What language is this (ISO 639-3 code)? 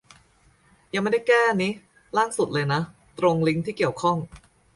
tha